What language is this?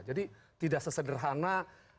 Indonesian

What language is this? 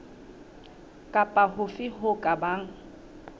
Southern Sotho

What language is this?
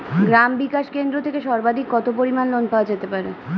Bangla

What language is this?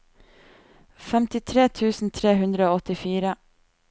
Norwegian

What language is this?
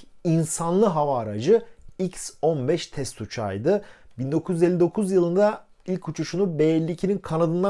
Turkish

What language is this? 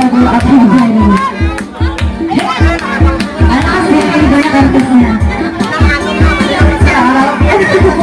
Indonesian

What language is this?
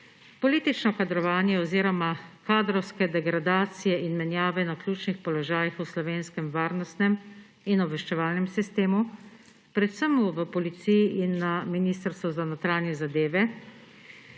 Slovenian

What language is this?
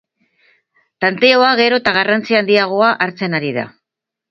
Basque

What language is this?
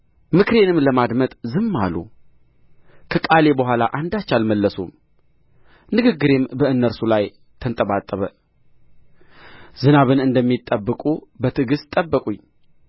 Amharic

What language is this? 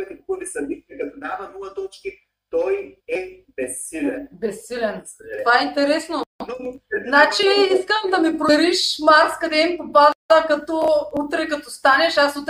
Bulgarian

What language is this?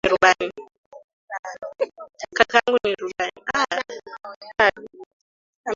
Swahili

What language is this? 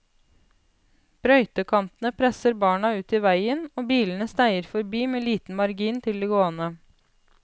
Norwegian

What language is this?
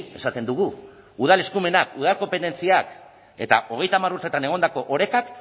Basque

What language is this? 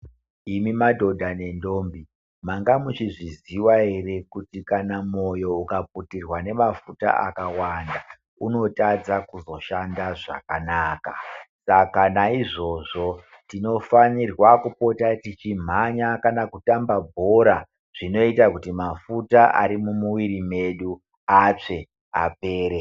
Ndau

